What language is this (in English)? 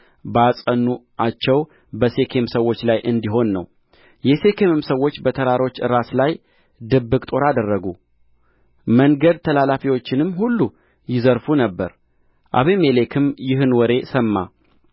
Amharic